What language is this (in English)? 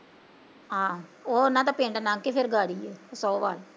Punjabi